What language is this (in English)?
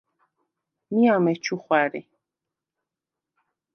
Svan